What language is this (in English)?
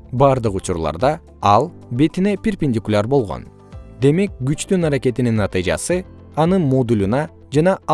Kyrgyz